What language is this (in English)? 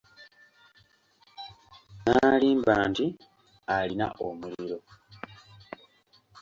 Ganda